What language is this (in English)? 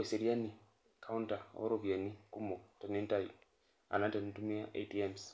Masai